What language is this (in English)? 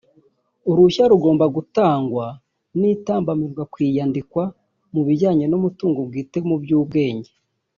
Kinyarwanda